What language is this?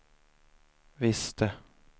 Swedish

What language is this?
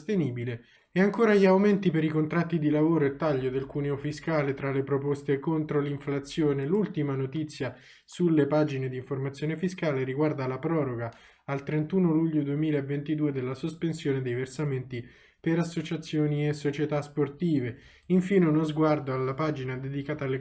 Italian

